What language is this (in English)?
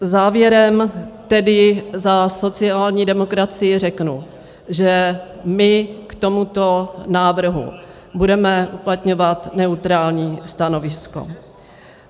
Czech